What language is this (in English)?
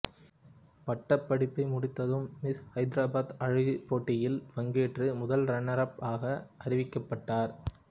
Tamil